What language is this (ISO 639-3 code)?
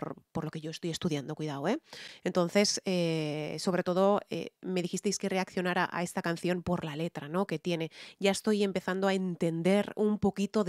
spa